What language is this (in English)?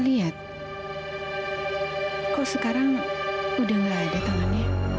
Indonesian